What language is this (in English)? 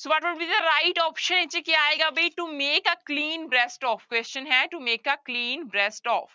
Punjabi